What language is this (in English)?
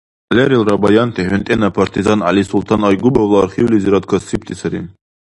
Dargwa